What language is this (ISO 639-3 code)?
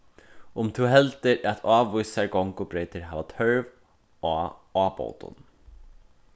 fao